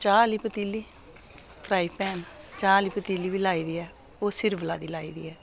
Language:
Dogri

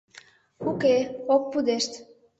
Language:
Mari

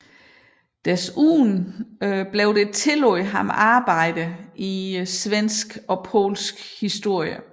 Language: Danish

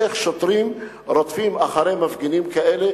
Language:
Hebrew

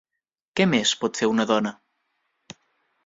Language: Catalan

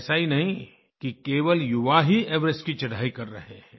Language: Hindi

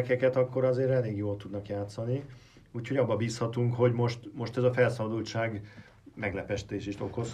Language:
Hungarian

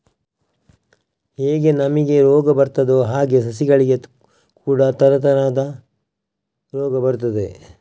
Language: Kannada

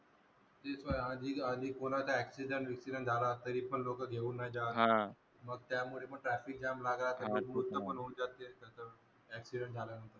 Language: Marathi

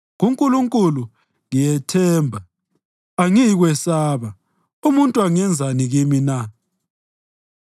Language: North Ndebele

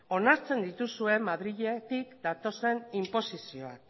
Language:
Basque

